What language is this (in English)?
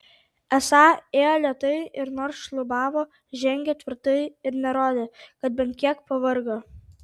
Lithuanian